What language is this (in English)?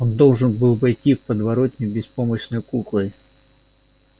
Russian